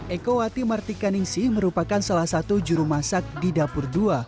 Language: Indonesian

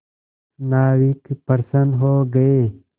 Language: Hindi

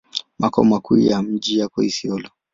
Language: Swahili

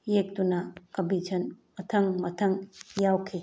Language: Manipuri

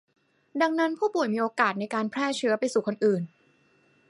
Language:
Thai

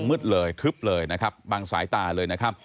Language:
Thai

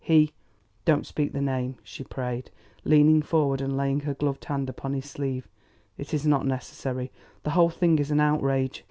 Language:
English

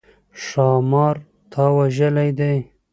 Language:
Pashto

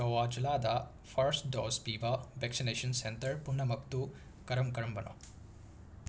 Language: Manipuri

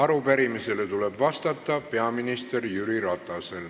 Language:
Estonian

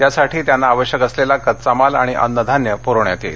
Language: Marathi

